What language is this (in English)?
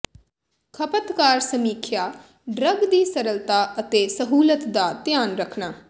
Punjabi